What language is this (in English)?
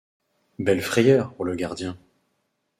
French